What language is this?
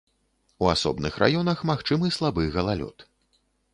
Belarusian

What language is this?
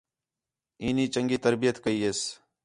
Khetrani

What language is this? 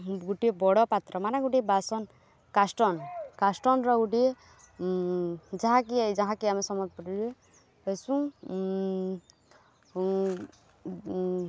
Odia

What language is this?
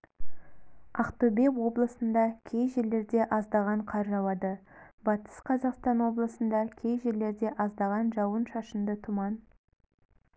Kazakh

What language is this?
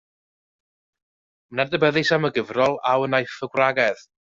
Welsh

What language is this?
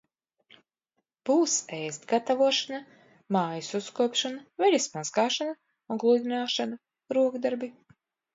Latvian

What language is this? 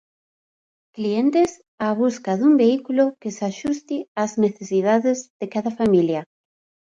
Galician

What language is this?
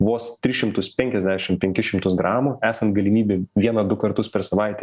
Lithuanian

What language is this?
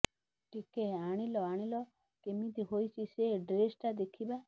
Odia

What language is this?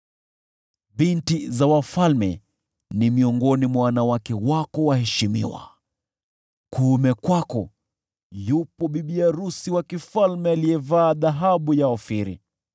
Swahili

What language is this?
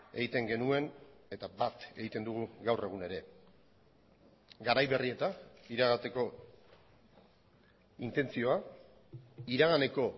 Basque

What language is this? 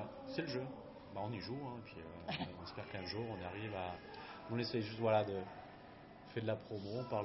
French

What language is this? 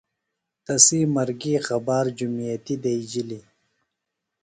Phalura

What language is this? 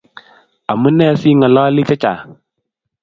Kalenjin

